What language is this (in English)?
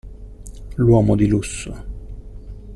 Italian